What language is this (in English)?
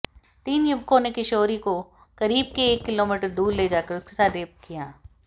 Hindi